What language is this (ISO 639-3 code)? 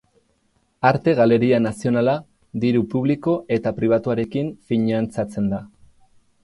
eus